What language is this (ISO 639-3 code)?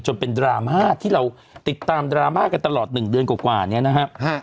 tha